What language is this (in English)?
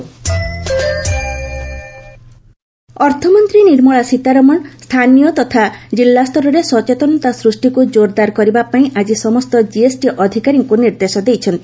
Odia